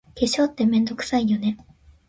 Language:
Japanese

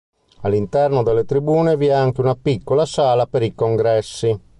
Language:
Italian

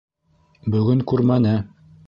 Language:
Bashkir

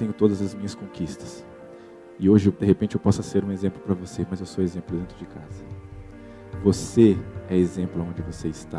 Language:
Portuguese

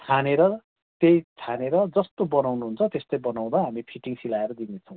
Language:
Nepali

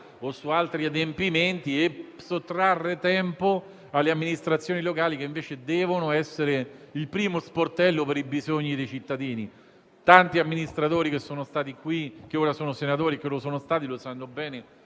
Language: Italian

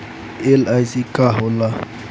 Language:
Bhojpuri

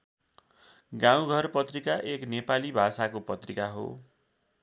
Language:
Nepali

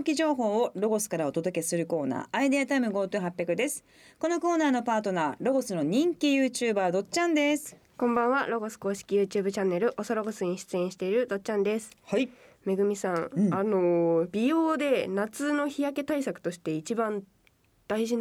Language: Japanese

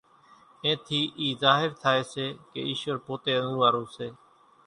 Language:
Kachi Koli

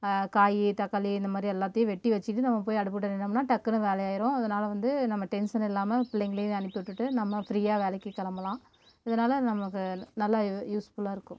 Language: Tamil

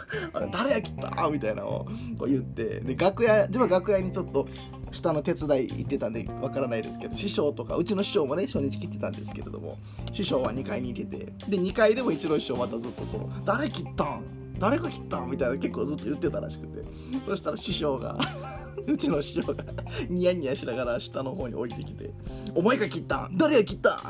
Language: Japanese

